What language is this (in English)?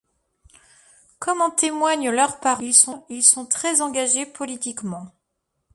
French